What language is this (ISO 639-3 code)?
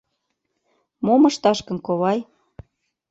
chm